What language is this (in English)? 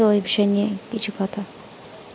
Bangla